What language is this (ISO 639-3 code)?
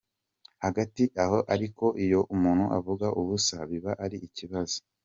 kin